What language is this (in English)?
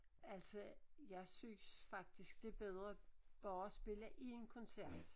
Danish